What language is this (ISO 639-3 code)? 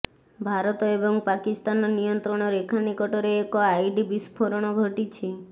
ori